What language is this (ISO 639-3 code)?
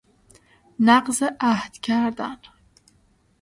fas